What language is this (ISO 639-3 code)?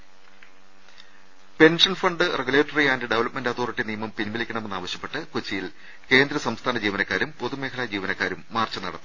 mal